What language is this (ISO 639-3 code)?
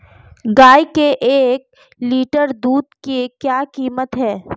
hin